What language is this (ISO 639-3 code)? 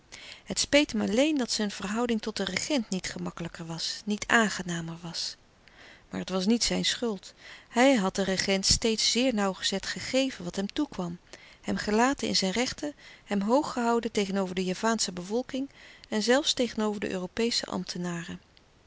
nld